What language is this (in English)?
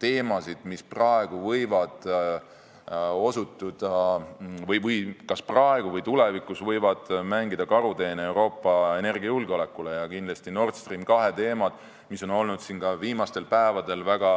Estonian